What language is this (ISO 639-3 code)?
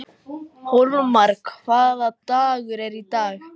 isl